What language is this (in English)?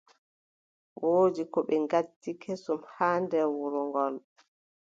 Adamawa Fulfulde